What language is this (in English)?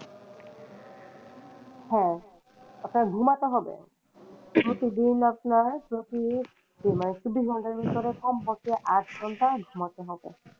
Bangla